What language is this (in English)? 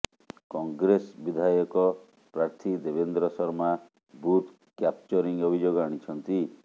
Odia